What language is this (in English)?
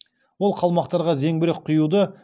Kazakh